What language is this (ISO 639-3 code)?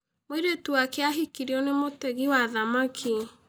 kik